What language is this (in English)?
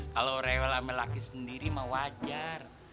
Indonesian